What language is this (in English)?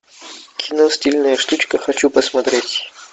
Russian